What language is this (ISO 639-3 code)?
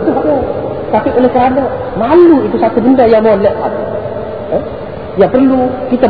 msa